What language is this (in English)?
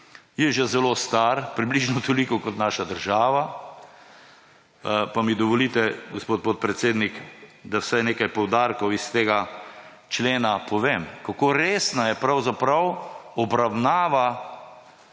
Slovenian